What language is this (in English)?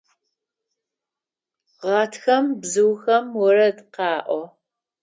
Adyghe